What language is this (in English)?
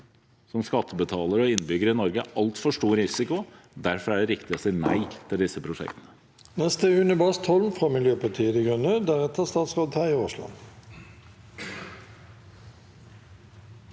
Norwegian